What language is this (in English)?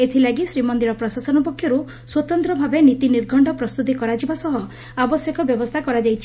Odia